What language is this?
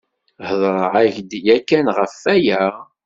Kabyle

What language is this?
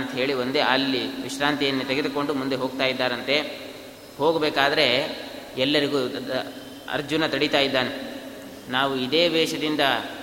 Kannada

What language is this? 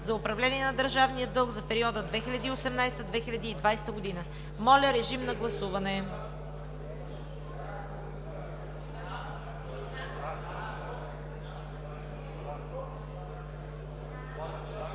Bulgarian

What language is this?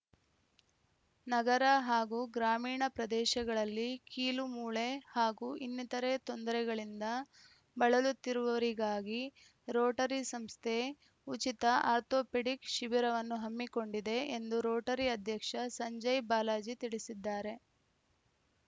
Kannada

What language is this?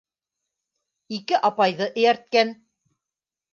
Bashkir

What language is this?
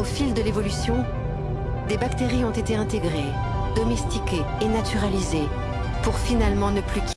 French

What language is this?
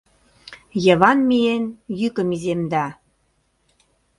Mari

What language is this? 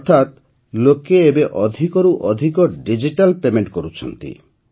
Odia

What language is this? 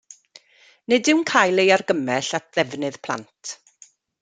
Welsh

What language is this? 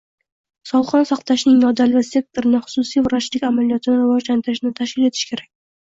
Uzbek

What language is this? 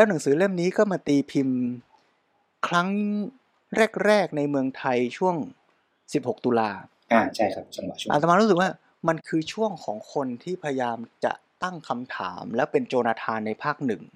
Thai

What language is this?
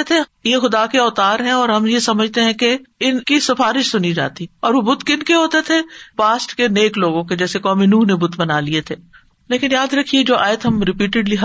Urdu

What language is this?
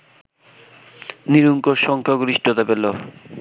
Bangla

